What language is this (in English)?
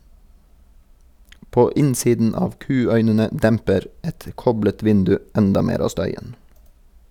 Norwegian